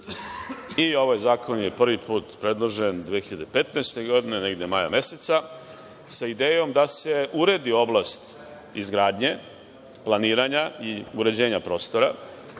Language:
Serbian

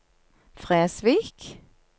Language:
Norwegian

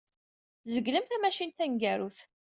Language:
Kabyle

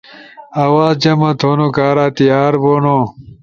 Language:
Ushojo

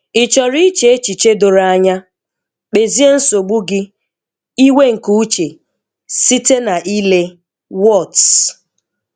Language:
Igbo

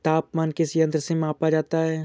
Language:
Hindi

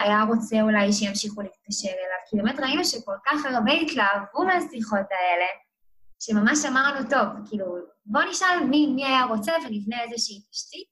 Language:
Hebrew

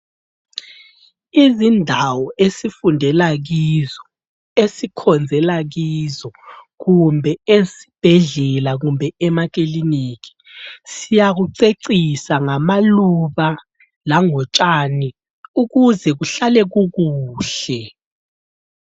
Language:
North Ndebele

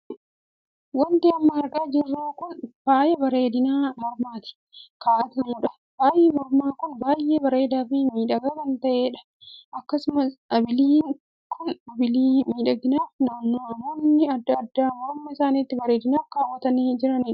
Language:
Oromo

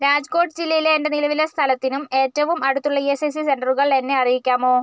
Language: Malayalam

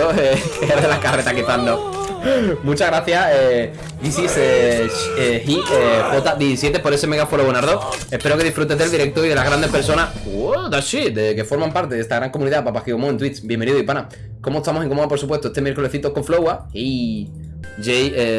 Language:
Spanish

